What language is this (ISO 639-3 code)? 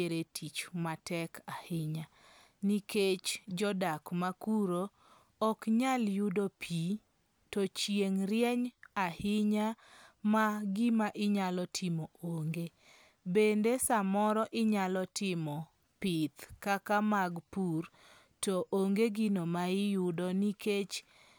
luo